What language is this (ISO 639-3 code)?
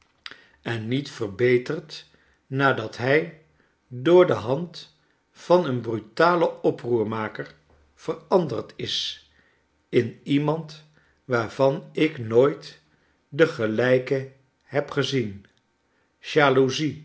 nld